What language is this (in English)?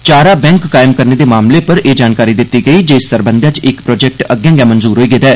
Dogri